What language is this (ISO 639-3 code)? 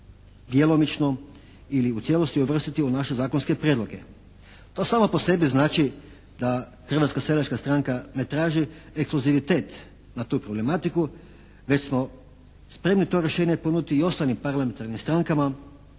hrv